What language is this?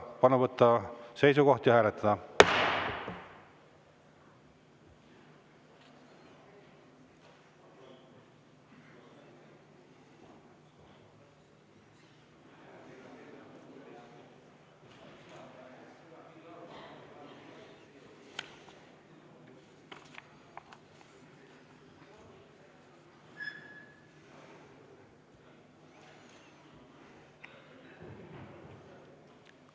Estonian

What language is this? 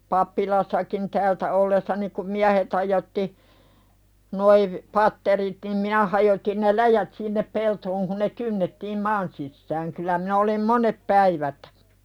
Finnish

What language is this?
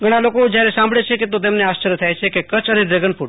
Gujarati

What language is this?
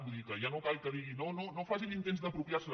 Catalan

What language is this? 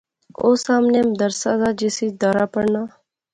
Pahari-Potwari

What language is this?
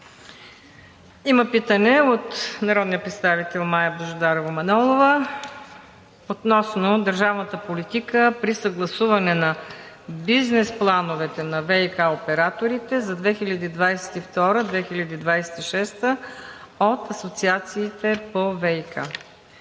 Bulgarian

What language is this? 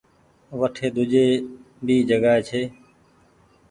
Goaria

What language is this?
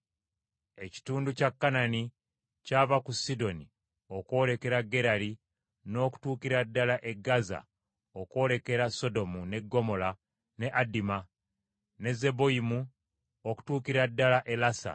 Ganda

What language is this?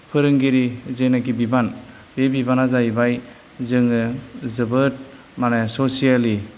Bodo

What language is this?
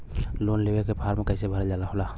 Bhojpuri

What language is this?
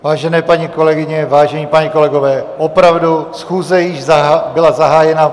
Czech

